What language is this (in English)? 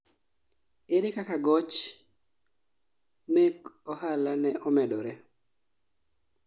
Luo (Kenya and Tanzania)